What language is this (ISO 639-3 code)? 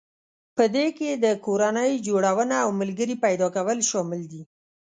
pus